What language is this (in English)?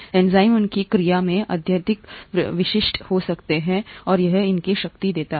Hindi